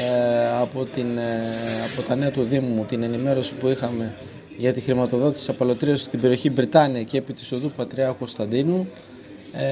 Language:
Greek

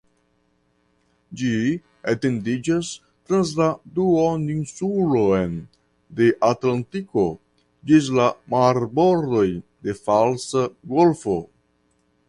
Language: Esperanto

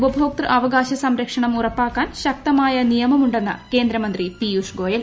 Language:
Malayalam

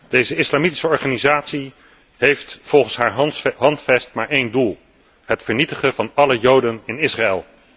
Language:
Dutch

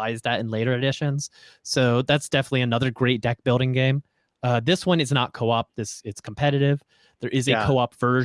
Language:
English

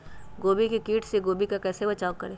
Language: Magahi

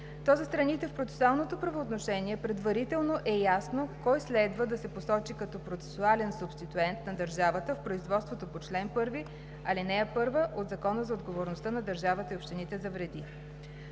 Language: Bulgarian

